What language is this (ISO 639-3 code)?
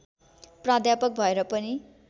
nep